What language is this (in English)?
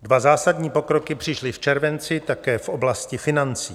Czech